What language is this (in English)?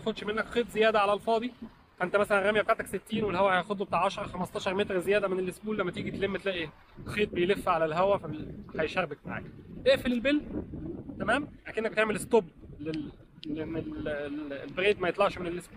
Arabic